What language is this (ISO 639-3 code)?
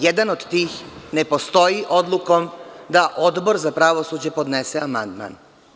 srp